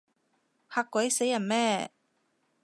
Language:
Cantonese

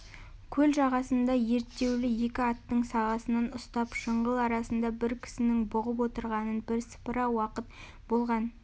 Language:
Kazakh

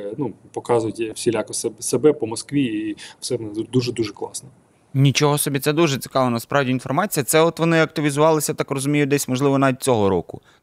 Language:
Ukrainian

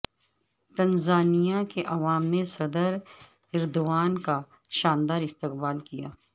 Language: Urdu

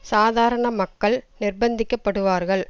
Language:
Tamil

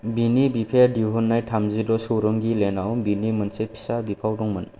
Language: Bodo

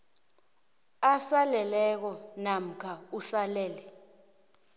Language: South Ndebele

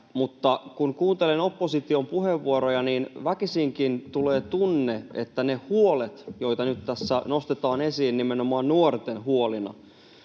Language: Finnish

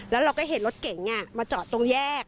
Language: Thai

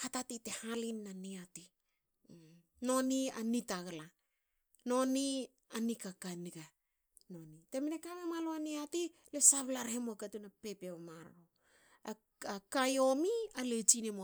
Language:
Hakö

